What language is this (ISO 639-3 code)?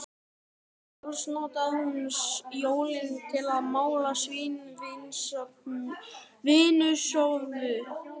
isl